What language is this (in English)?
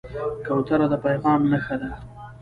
Pashto